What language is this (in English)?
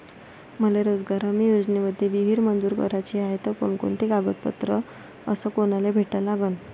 Marathi